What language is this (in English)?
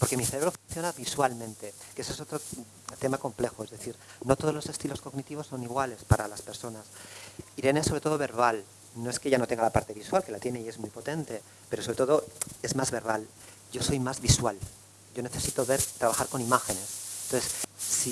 Spanish